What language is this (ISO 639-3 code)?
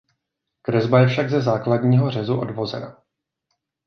ces